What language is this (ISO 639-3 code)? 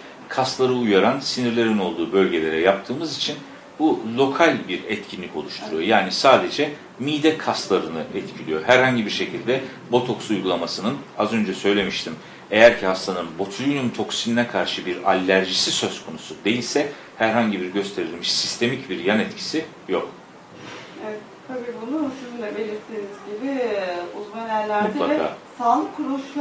tur